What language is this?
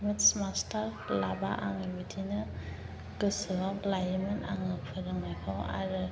Bodo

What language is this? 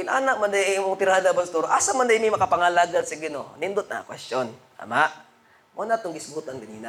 Filipino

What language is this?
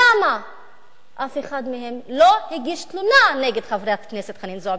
Hebrew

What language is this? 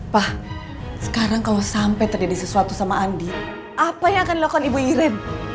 Indonesian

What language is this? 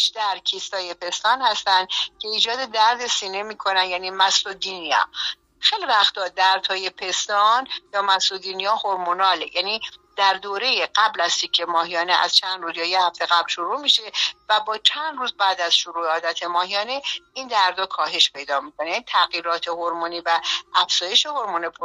Persian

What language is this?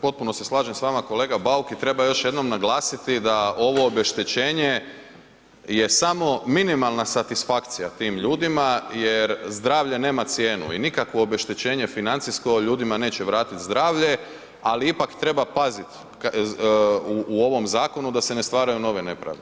Croatian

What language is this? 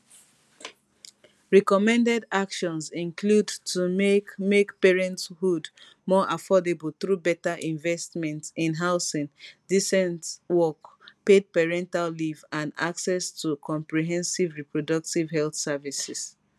Nigerian Pidgin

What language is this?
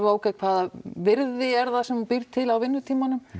Icelandic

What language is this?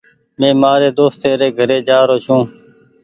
Goaria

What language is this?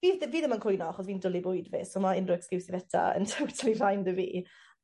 Welsh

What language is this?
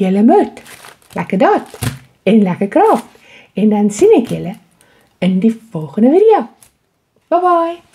Dutch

